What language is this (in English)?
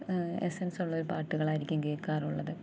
Malayalam